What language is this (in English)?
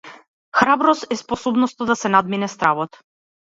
Macedonian